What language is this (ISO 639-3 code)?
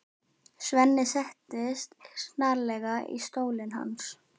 isl